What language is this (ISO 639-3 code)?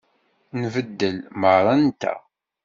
kab